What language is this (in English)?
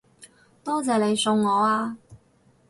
Cantonese